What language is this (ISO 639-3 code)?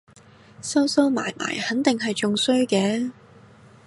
yue